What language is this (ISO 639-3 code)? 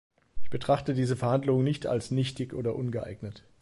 deu